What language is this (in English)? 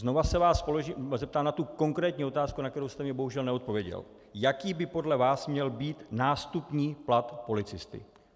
Czech